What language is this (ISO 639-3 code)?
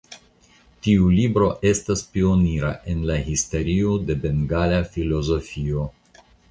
epo